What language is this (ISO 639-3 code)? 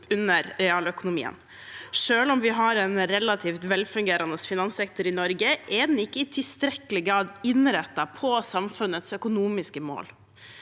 nor